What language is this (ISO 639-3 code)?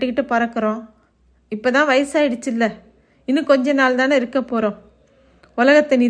tam